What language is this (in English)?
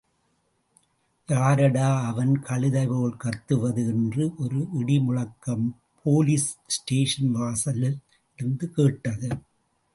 Tamil